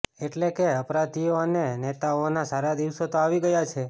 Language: Gujarati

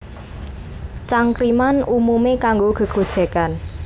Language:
Javanese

